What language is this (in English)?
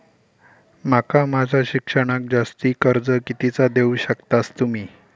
Marathi